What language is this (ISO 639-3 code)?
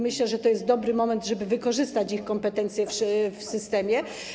pol